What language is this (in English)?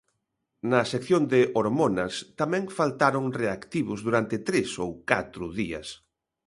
Galician